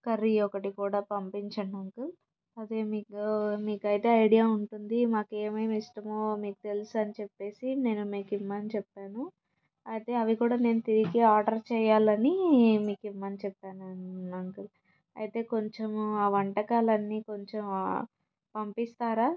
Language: Telugu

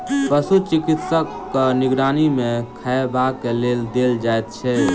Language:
Maithili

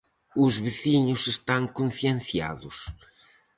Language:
Galician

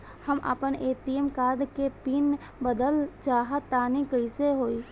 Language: Bhojpuri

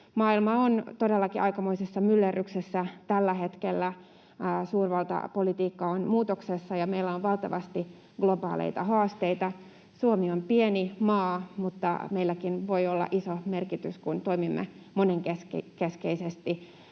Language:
Finnish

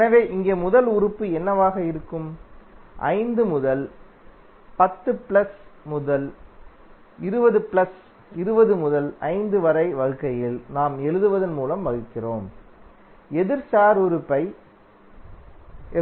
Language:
Tamil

